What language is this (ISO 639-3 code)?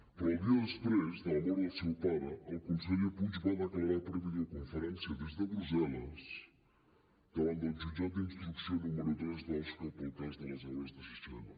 cat